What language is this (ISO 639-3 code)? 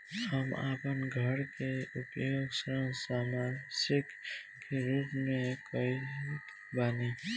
bho